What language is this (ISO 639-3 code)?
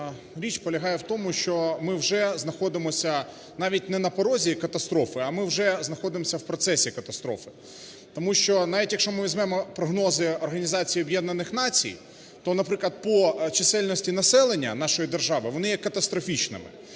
ukr